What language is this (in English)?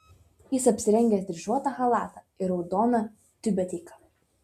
Lithuanian